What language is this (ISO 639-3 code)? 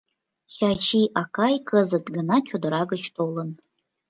chm